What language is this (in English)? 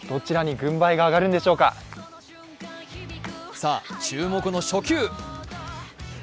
Japanese